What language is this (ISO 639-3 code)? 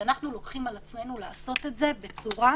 heb